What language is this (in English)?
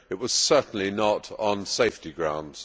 English